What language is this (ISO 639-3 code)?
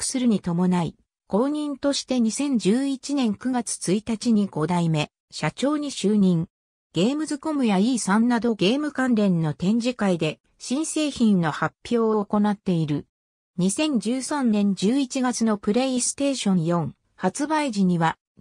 jpn